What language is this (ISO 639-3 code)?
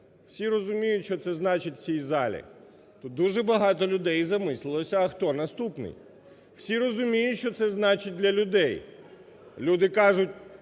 ukr